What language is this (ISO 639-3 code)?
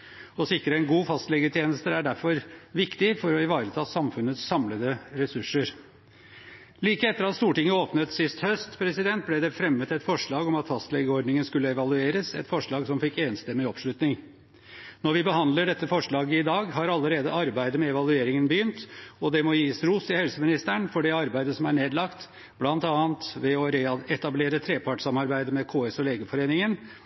nob